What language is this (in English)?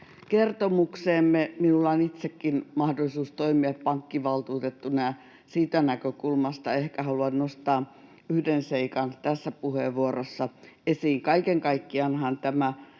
Finnish